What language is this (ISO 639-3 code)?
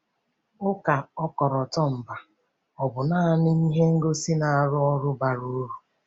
ibo